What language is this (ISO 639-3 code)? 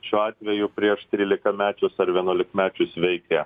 lit